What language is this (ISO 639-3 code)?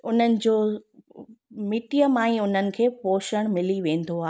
snd